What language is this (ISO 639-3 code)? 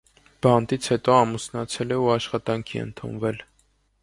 hye